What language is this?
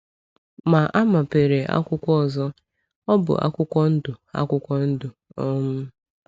Igbo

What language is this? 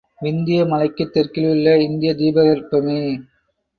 Tamil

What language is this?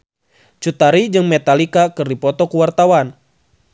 Sundanese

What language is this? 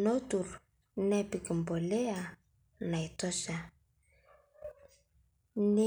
Masai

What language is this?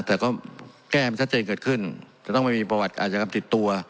Thai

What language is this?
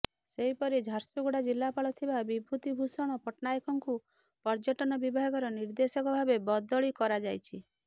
Odia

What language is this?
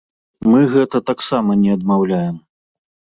Belarusian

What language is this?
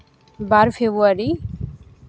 Santali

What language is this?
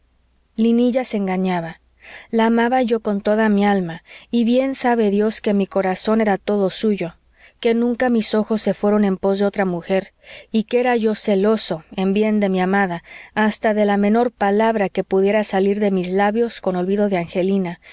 Spanish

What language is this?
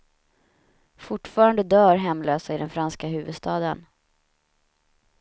Swedish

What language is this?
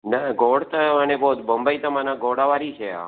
Sindhi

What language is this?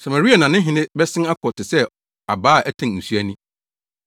Akan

